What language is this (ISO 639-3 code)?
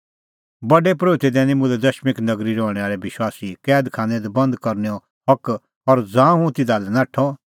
kfx